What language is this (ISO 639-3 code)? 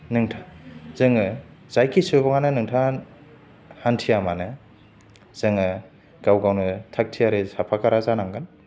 brx